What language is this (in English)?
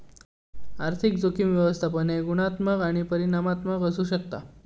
Marathi